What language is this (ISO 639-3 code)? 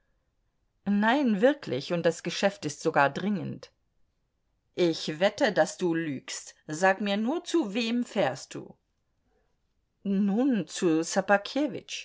deu